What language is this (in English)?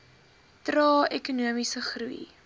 Afrikaans